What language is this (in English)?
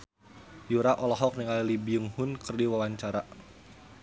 Sundanese